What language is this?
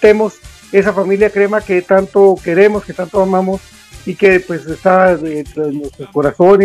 Spanish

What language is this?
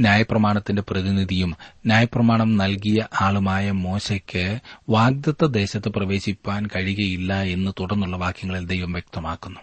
Malayalam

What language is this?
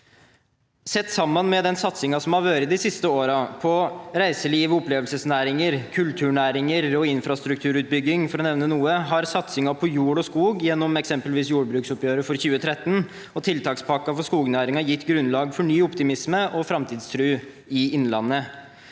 Norwegian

